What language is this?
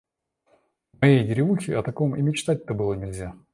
Russian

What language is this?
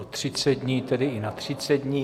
Czech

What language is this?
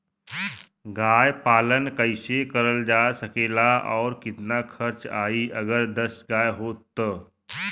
Bhojpuri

